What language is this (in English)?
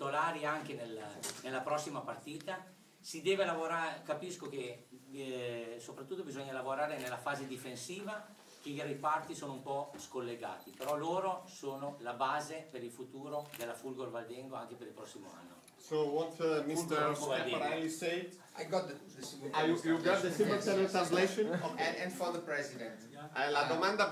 Italian